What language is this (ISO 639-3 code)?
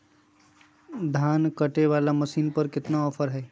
mag